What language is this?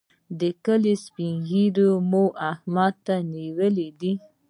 Pashto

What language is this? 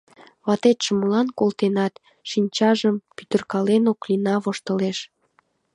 Mari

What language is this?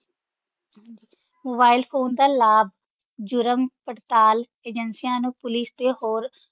Punjabi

